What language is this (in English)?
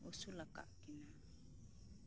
Santali